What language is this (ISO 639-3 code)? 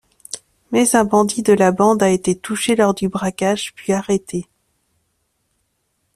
fra